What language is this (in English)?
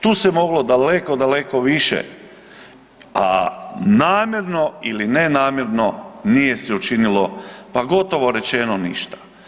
Croatian